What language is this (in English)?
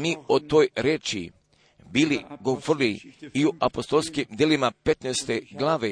Croatian